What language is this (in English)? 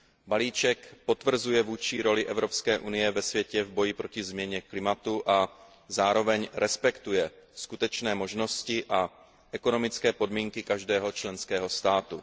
Czech